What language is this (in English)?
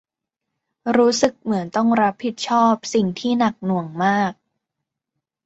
Thai